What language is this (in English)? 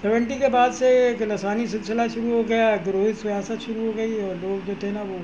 Urdu